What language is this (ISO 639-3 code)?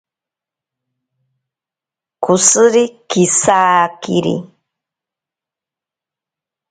prq